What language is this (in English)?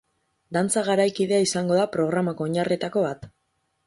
Basque